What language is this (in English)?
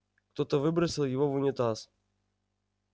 Russian